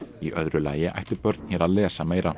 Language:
Icelandic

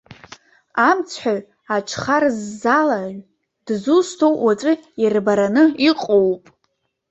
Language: Abkhazian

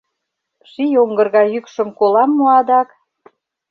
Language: Mari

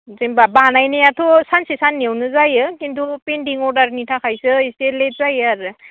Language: Bodo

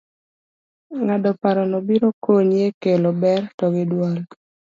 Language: Luo (Kenya and Tanzania)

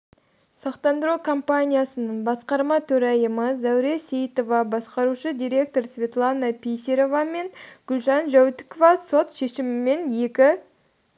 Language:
Kazakh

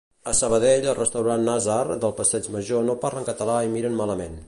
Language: Catalan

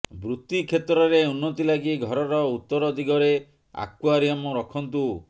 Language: Odia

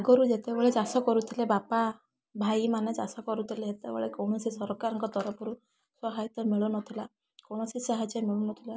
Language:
Odia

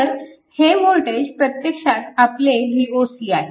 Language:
Marathi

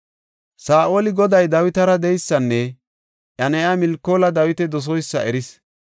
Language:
Gofa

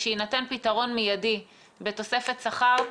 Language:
Hebrew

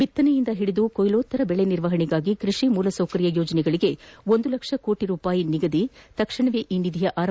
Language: Kannada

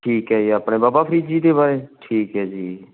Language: Punjabi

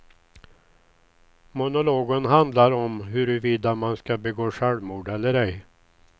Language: Swedish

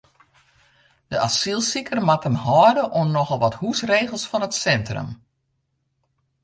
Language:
Western Frisian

